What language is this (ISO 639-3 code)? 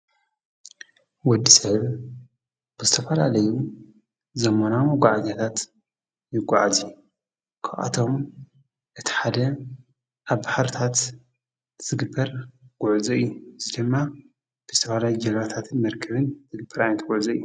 tir